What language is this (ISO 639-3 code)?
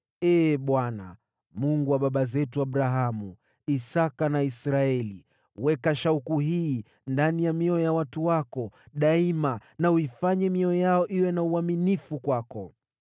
swa